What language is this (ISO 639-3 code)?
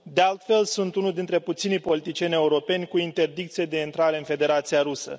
ron